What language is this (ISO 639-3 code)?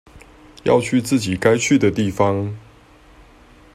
zho